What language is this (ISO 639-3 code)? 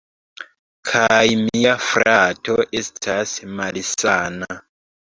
epo